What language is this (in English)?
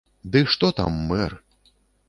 Belarusian